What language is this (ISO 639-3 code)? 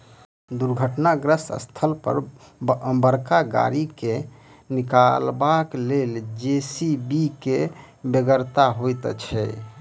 mai